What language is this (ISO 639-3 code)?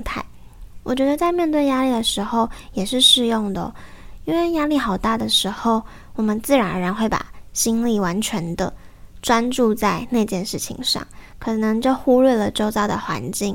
zho